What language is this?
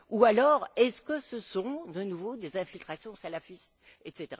French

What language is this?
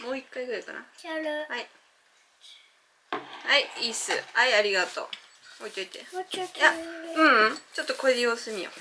Japanese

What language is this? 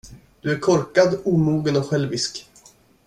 Swedish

